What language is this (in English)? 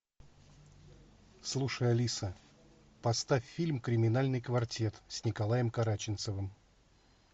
Russian